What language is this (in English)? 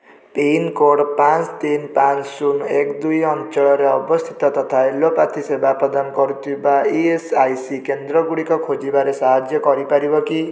Odia